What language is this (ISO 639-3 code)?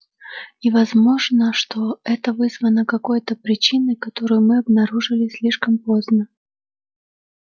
rus